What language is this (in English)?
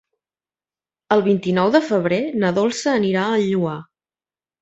Catalan